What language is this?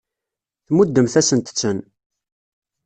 Kabyle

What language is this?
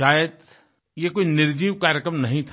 Hindi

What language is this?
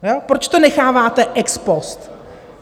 Czech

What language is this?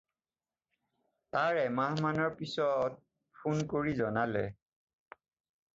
Assamese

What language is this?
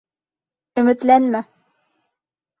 Bashkir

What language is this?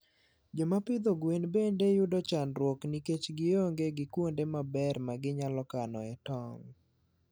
Luo (Kenya and Tanzania)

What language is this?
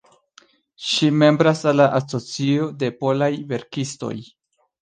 Esperanto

